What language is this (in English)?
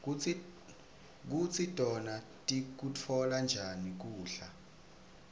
Swati